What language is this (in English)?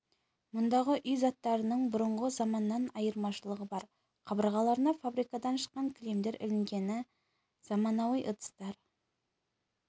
Kazakh